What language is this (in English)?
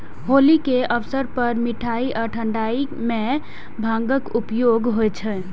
Maithili